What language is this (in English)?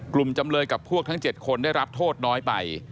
Thai